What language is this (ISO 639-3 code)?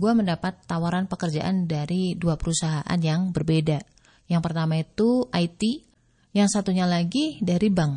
ind